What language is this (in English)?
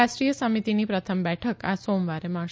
Gujarati